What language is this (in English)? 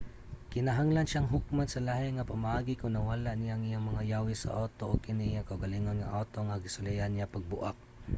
Cebuano